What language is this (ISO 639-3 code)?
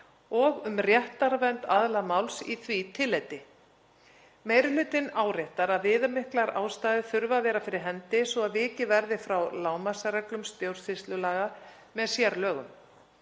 isl